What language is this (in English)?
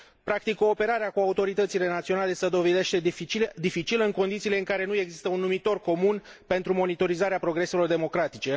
Romanian